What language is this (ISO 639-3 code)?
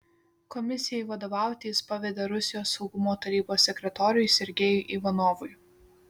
lit